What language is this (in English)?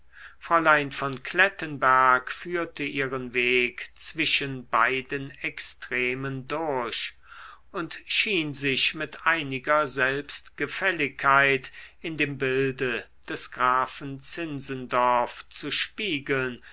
German